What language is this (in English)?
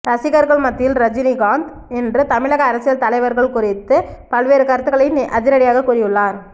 Tamil